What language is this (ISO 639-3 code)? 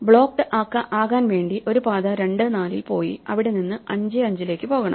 mal